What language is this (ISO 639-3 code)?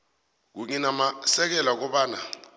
nbl